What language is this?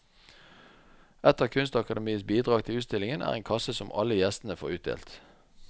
Norwegian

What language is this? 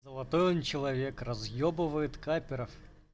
Russian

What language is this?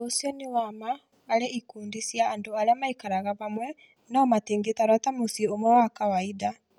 Kikuyu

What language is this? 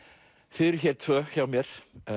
Icelandic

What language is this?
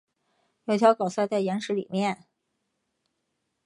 Chinese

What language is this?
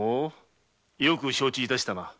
Japanese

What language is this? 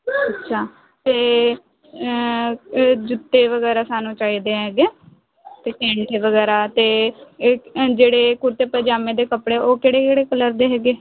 Punjabi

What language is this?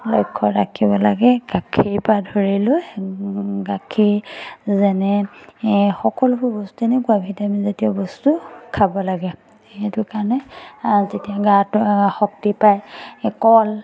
Assamese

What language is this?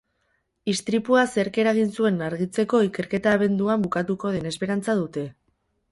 Basque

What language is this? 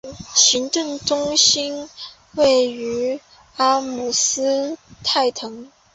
Chinese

